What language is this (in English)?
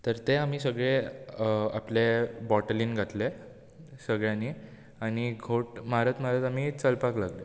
Konkani